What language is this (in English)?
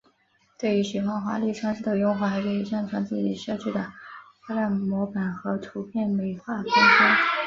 Chinese